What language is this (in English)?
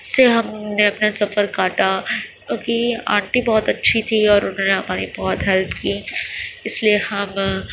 Urdu